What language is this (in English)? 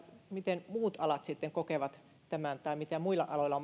Finnish